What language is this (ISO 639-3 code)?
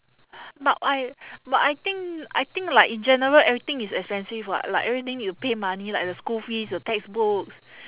eng